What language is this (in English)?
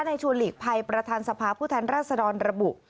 Thai